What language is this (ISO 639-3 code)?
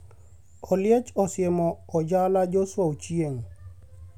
luo